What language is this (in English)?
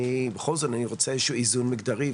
Hebrew